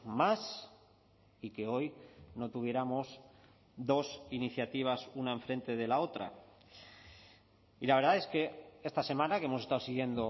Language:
Spanish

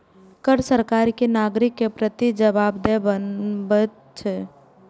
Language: Maithili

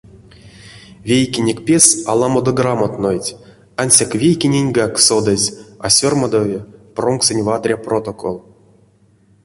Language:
Erzya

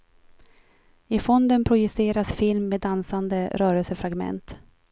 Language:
Swedish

